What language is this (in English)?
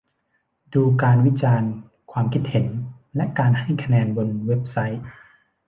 Thai